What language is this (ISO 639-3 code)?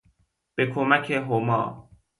fas